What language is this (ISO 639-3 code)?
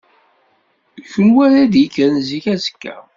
kab